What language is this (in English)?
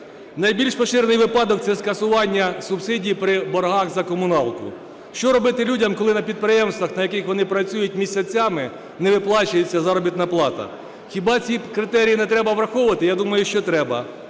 Ukrainian